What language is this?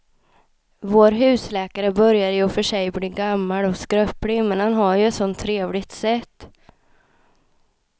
Swedish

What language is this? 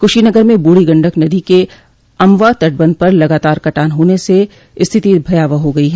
Hindi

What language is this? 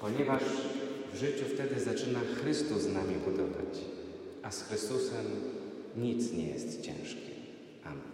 Polish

